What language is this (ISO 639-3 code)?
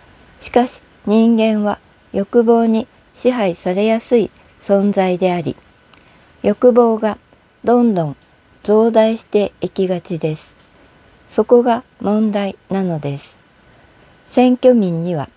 jpn